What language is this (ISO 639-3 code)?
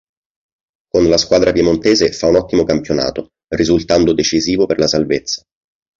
ita